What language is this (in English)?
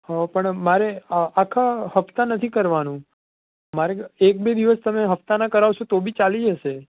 Gujarati